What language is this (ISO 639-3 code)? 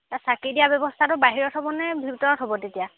asm